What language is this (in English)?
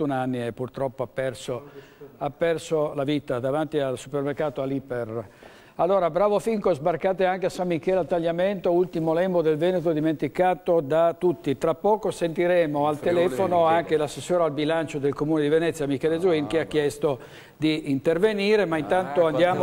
Italian